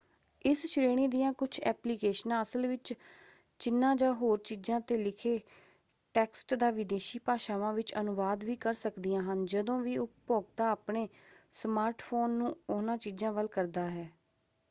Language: Punjabi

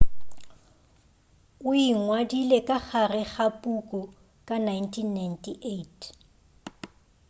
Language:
Northern Sotho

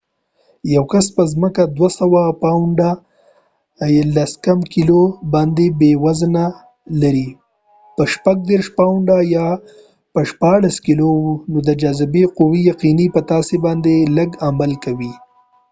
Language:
Pashto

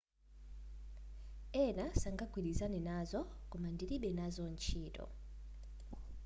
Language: Nyanja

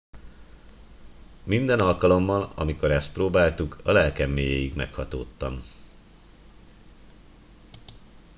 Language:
Hungarian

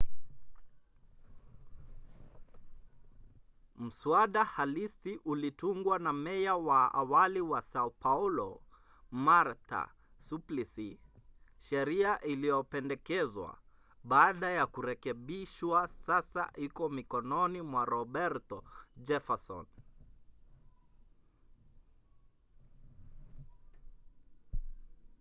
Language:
Swahili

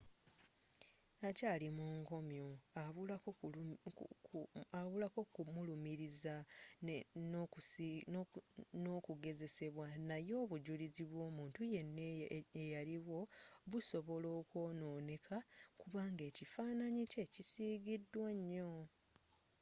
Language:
Ganda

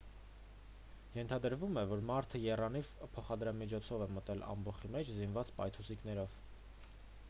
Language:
Armenian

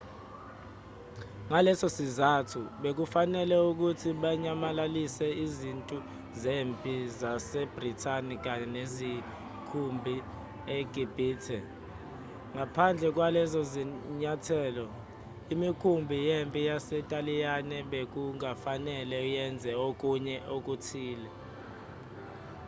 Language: Zulu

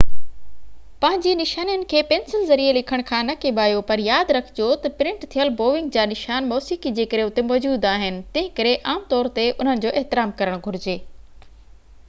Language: Sindhi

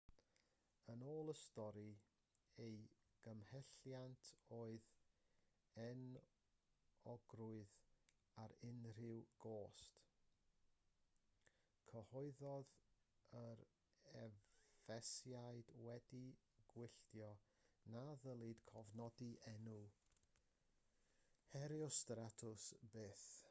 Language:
Welsh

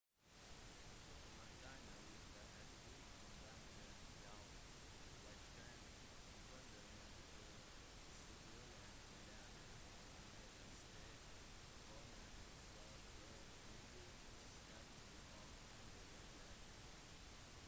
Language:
Norwegian Bokmål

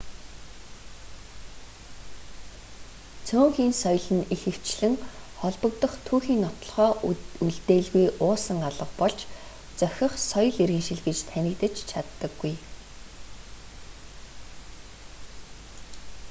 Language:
Mongolian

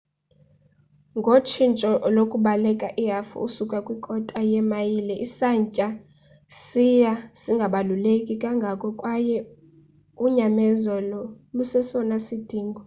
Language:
Xhosa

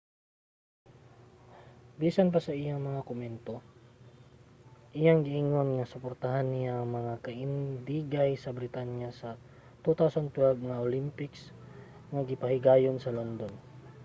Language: Cebuano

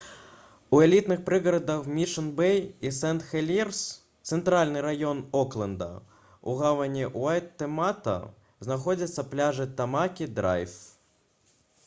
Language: Belarusian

